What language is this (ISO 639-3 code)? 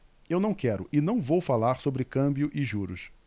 por